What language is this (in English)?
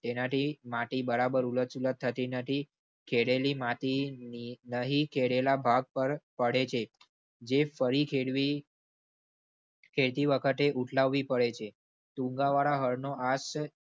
Gujarati